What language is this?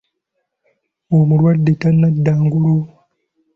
Ganda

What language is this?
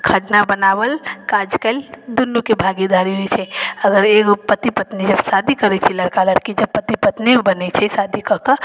Maithili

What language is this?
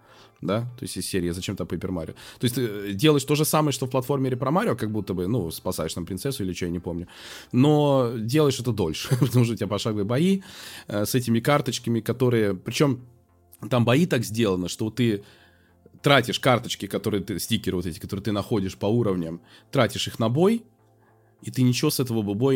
Russian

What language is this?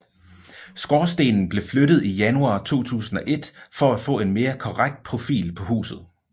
Danish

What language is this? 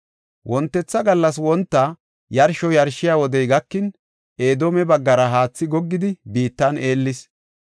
Gofa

